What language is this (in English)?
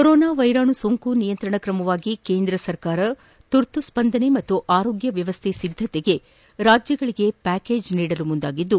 Kannada